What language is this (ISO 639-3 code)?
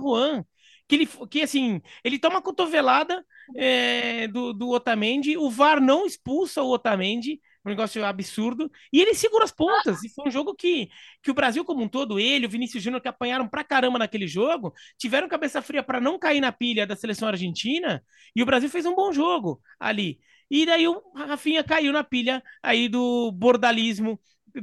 por